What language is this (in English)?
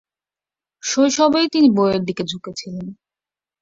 Bangla